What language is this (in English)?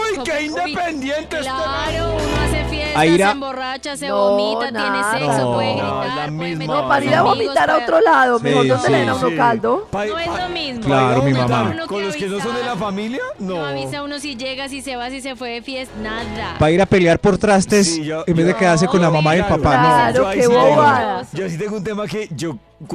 Spanish